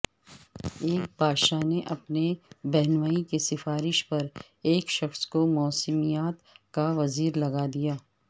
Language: Urdu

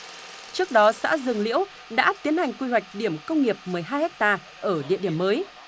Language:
Vietnamese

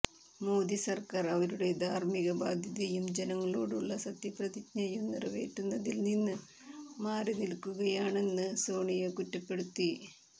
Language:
Malayalam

